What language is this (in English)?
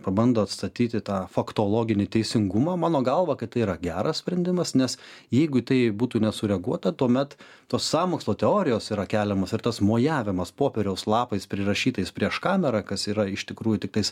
Lithuanian